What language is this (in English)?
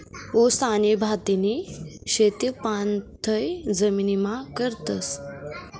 Marathi